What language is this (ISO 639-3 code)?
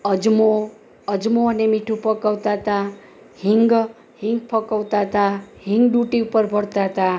guj